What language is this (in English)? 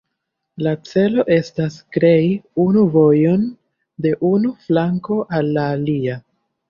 Esperanto